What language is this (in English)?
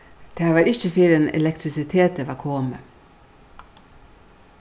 Faroese